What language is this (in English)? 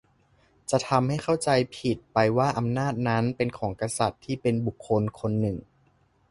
Thai